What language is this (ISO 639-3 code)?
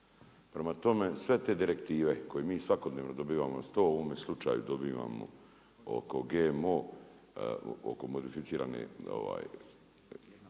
hrv